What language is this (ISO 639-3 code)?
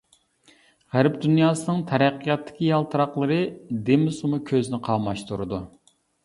uig